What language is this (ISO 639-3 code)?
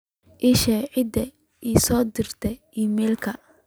som